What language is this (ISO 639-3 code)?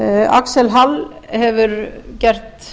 isl